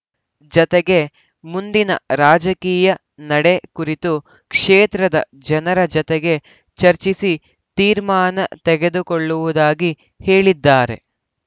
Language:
Kannada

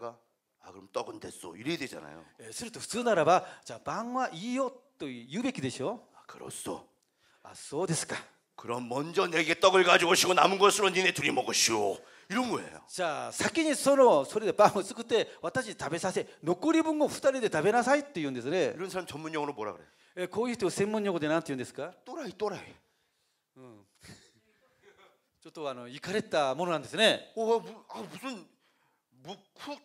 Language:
Korean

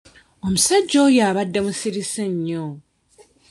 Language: Ganda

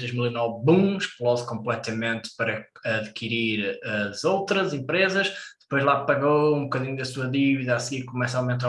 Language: Portuguese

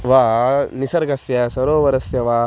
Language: Sanskrit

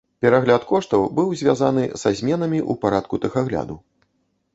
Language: Belarusian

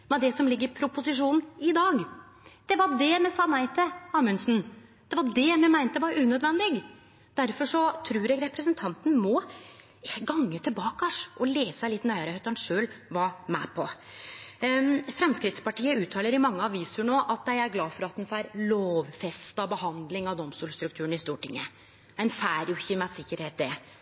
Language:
Norwegian Nynorsk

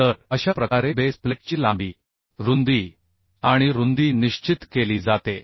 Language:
Marathi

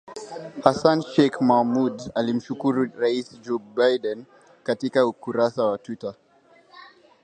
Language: Swahili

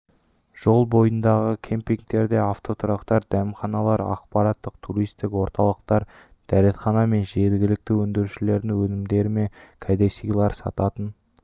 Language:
Kazakh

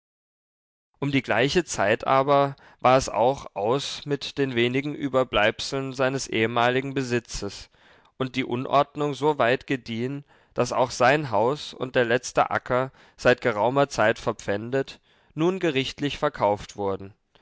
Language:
German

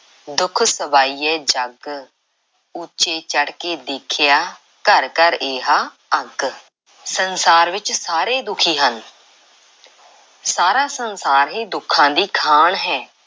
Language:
Punjabi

